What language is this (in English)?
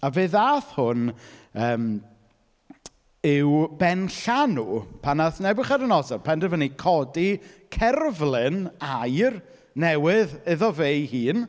Welsh